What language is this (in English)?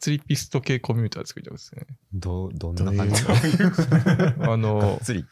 Japanese